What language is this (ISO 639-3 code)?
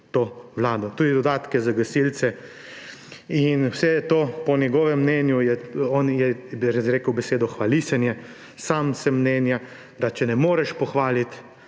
slv